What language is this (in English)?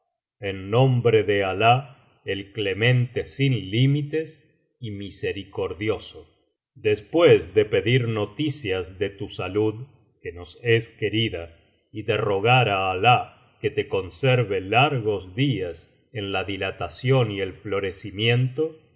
Spanish